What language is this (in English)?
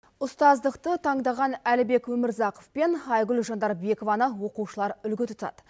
Kazakh